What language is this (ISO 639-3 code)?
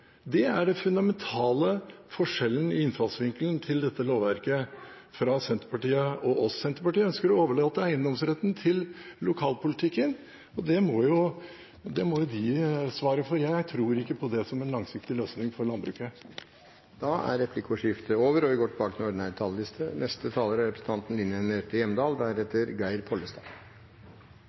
nor